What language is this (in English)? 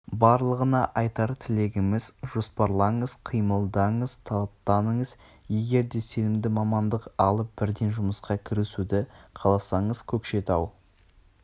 Kazakh